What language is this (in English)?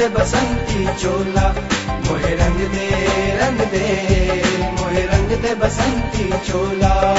Hindi